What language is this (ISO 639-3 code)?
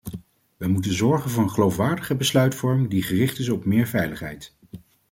nld